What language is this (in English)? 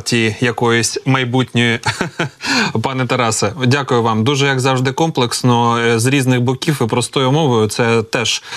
Ukrainian